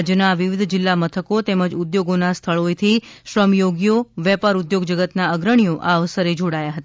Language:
Gujarati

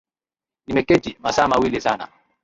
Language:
Swahili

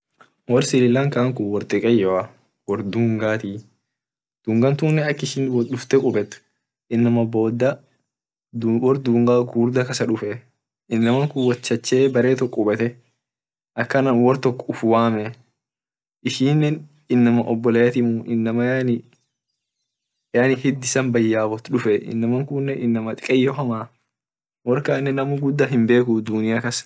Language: Orma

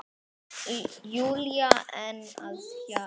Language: Icelandic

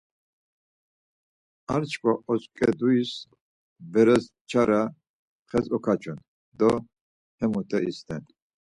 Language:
Laz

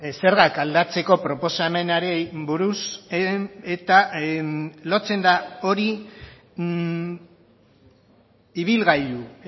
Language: Basque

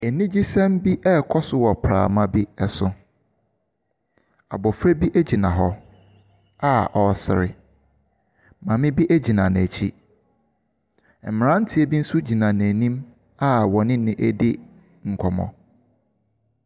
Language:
Akan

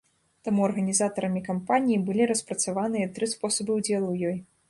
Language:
Belarusian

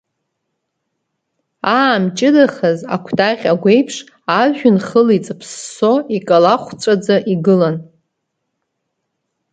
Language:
Abkhazian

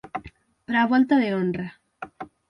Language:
Galician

